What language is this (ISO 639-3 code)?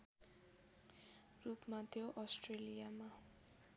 nep